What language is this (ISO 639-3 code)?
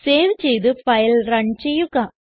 mal